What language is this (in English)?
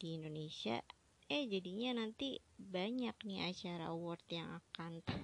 Indonesian